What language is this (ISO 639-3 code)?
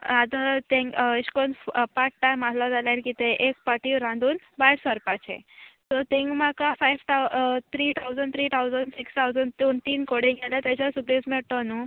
kok